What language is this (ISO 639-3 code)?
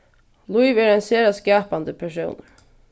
fao